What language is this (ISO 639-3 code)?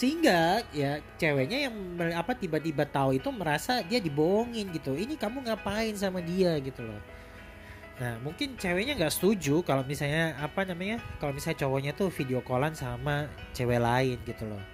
ind